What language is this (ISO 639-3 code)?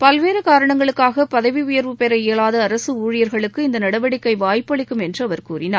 tam